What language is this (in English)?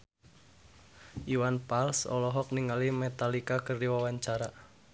Sundanese